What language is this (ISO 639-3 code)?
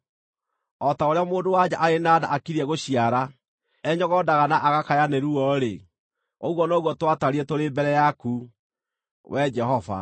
kik